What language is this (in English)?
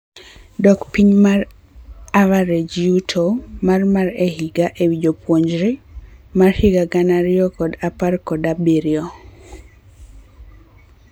Luo (Kenya and Tanzania)